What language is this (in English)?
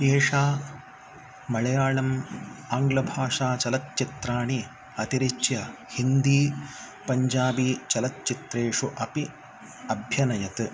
Sanskrit